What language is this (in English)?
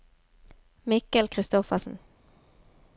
Norwegian